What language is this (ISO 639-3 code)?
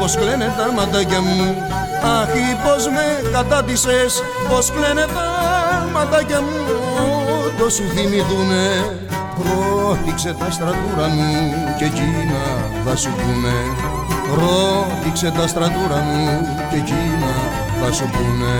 ell